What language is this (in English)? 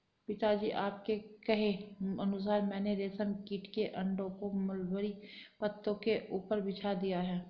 Hindi